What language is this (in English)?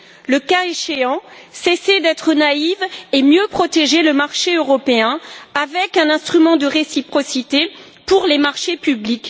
French